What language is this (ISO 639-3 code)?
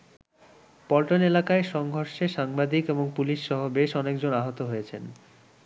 ben